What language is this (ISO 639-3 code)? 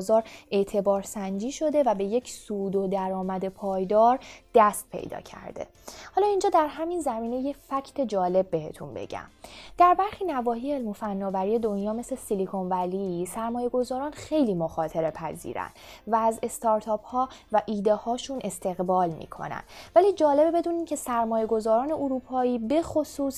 fas